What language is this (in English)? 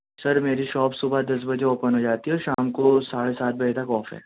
Urdu